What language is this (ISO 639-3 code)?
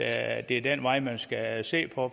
dan